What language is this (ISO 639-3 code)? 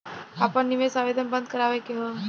bho